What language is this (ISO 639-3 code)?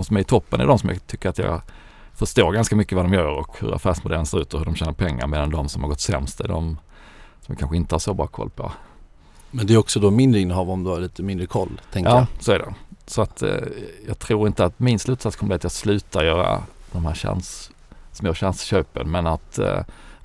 swe